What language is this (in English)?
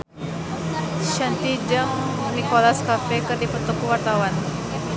Sundanese